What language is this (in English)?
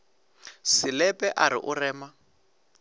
Northern Sotho